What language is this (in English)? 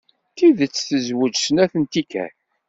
Kabyle